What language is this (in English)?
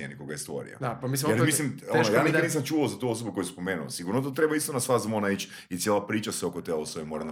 Croatian